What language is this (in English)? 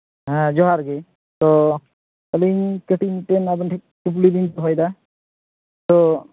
Santali